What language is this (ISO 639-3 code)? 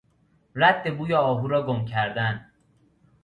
fas